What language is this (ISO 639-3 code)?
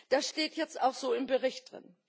deu